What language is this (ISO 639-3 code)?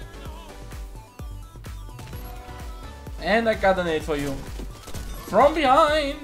eng